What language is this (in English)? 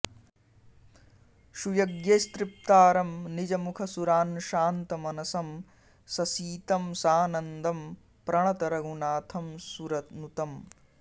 Sanskrit